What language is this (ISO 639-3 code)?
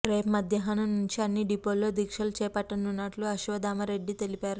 tel